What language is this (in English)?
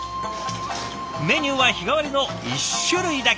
Japanese